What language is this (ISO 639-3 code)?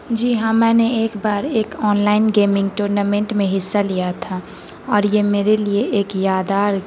urd